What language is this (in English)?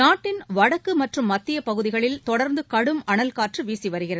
Tamil